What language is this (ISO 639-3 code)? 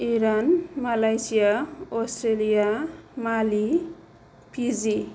brx